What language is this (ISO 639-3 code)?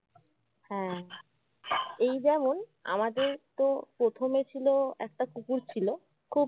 ben